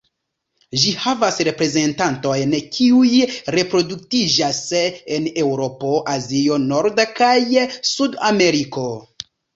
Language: Esperanto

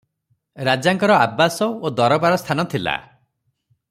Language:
Odia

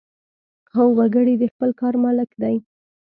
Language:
Pashto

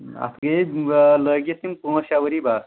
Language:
Kashmiri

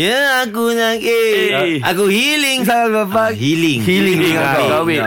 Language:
Malay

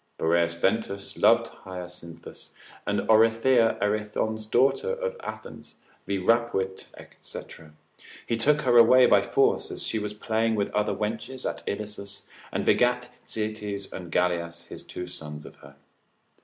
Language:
English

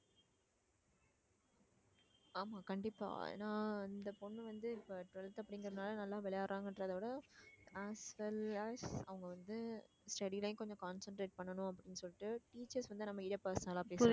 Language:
Tamil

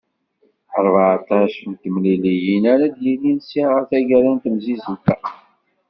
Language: Kabyle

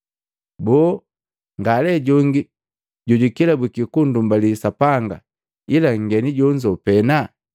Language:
Matengo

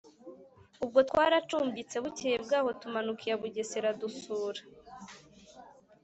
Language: Kinyarwanda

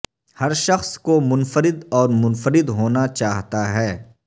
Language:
Urdu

